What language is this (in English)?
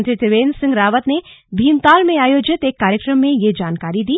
Hindi